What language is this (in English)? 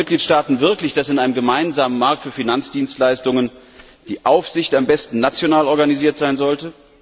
German